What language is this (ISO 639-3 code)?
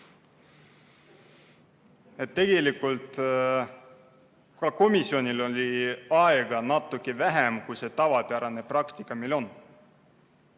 est